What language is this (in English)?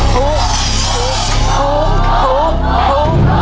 Thai